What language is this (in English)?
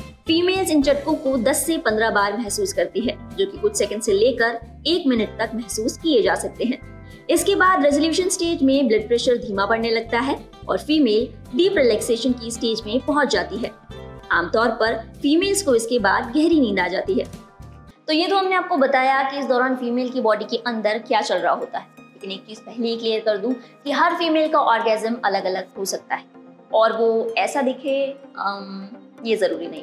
Hindi